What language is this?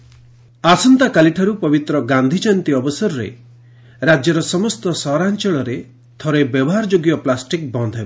Odia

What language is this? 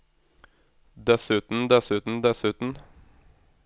Norwegian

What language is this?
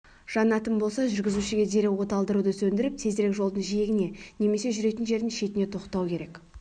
Kazakh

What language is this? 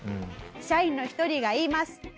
Japanese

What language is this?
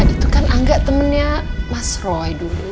Indonesian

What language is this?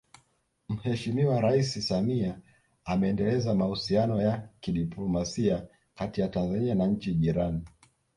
Swahili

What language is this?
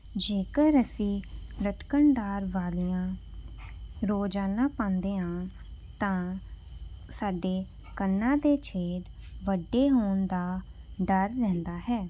Punjabi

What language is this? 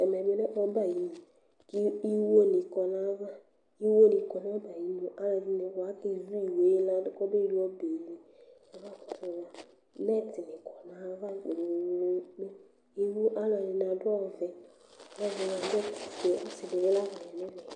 Ikposo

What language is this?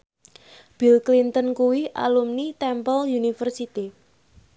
Javanese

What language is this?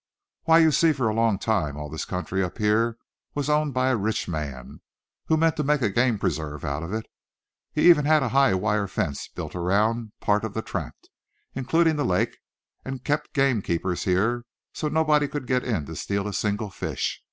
English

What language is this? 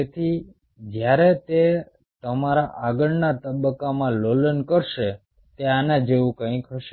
Gujarati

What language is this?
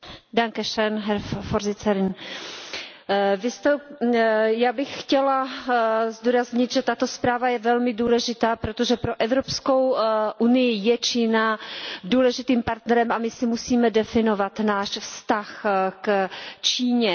Czech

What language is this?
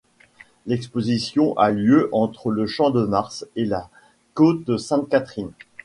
French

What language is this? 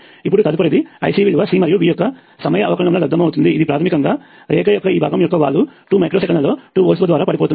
Telugu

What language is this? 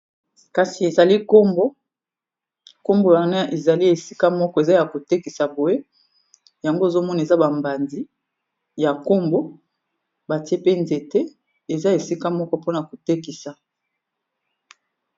Lingala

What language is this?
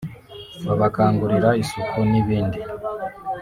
Kinyarwanda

